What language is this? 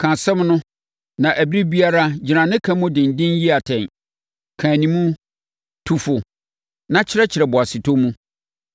Akan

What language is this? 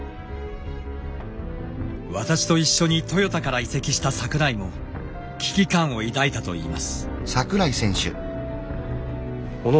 Japanese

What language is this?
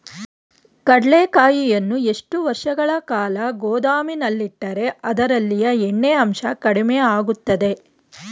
Kannada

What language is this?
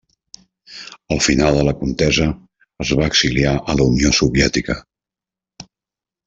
Catalan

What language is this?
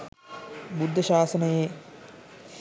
Sinhala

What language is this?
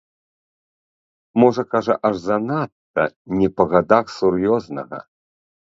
Belarusian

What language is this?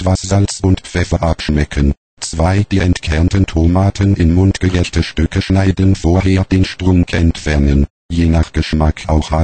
German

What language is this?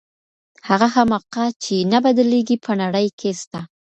Pashto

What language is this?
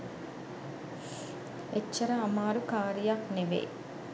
Sinhala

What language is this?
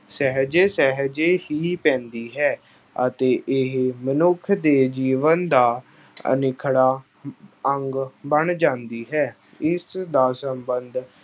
Punjabi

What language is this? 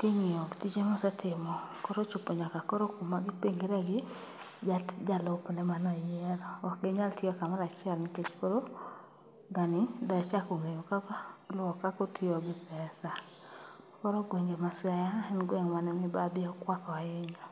Luo (Kenya and Tanzania)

